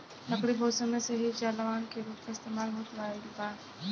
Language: Bhojpuri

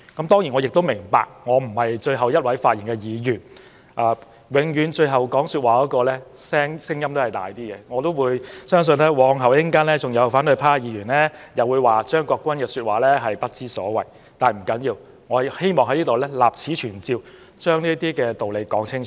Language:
Cantonese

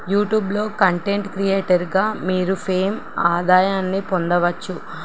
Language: Telugu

